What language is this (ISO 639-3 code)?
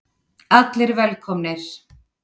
isl